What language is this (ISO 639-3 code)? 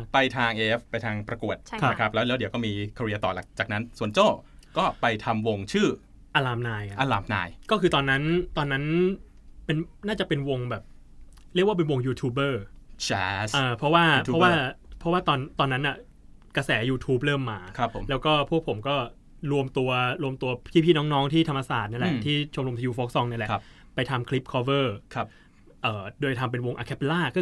tha